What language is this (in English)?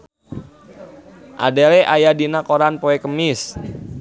Sundanese